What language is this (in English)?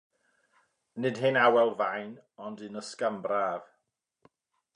Welsh